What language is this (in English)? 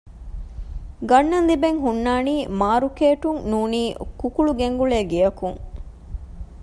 Divehi